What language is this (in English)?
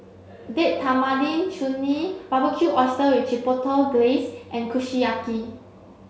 English